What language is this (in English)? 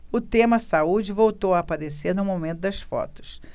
Portuguese